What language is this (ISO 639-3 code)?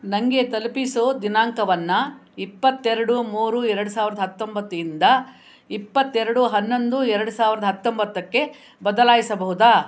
kan